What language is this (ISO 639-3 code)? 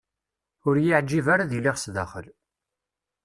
kab